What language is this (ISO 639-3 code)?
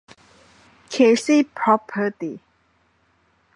tha